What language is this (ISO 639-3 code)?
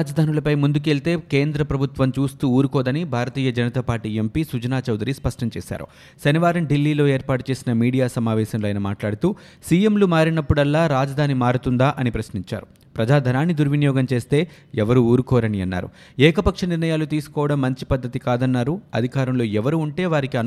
tel